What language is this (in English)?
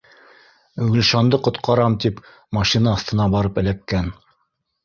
Bashkir